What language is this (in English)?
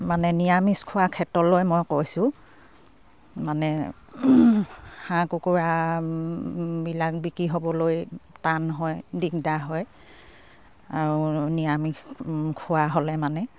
Assamese